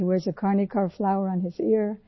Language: Urdu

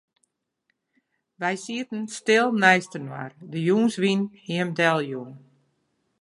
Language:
Western Frisian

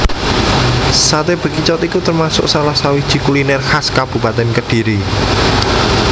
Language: Javanese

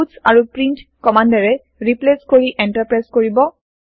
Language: Assamese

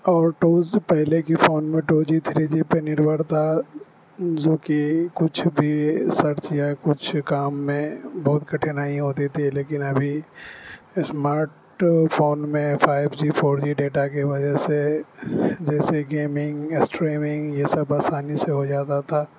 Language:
Urdu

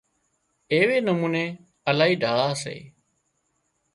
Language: Wadiyara Koli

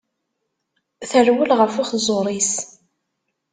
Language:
Kabyle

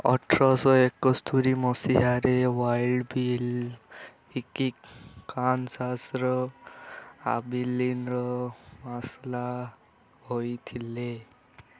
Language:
Odia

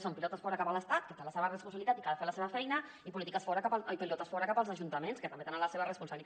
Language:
Catalan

